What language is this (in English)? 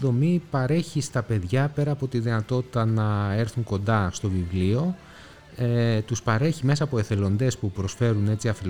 Greek